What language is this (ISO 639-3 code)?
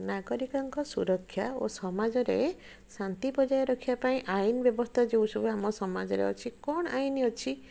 ori